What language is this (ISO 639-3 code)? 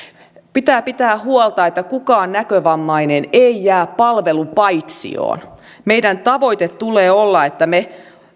fin